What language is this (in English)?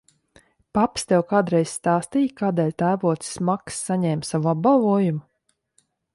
Latvian